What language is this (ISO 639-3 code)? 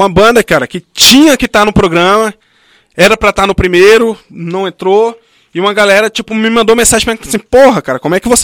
por